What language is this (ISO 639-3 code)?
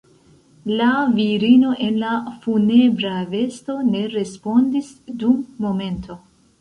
epo